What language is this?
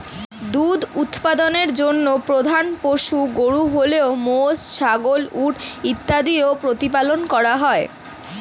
Bangla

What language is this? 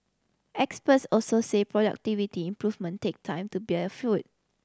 English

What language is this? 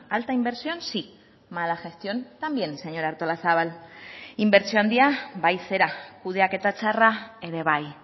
Basque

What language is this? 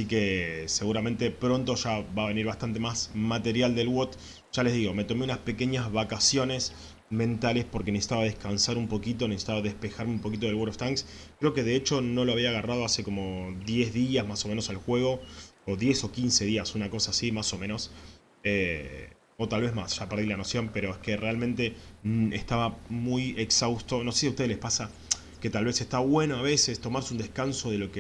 Spanish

